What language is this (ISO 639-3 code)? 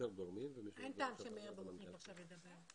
heb